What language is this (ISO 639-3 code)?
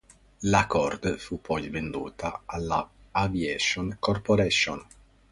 ita